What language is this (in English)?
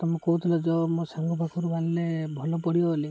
Odia